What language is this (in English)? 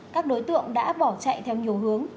Vietnamese